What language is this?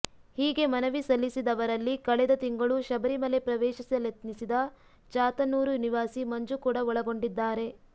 Kannada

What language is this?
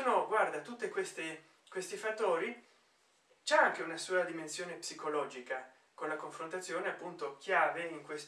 Italian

